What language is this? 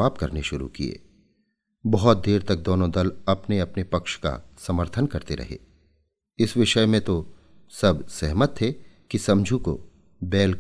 Hindi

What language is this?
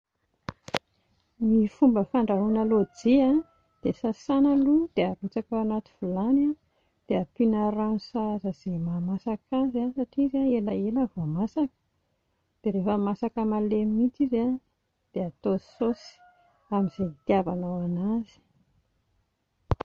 Malagasy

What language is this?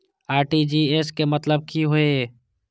Maithili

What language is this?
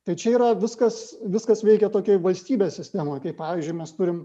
Lithuanian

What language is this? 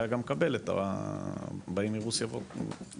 Hebrew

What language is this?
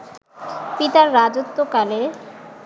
Bangla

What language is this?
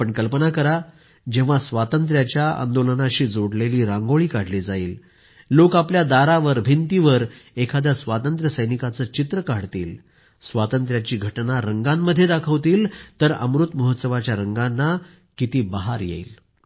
Marathi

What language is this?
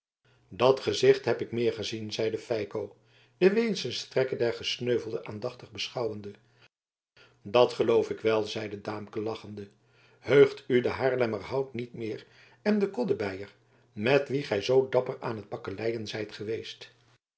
Dutch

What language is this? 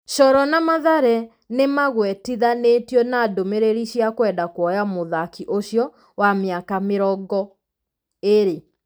Kikuyu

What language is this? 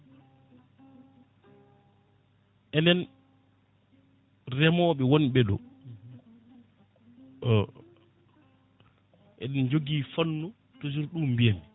Fula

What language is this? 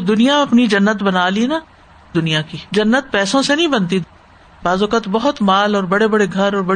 Urdu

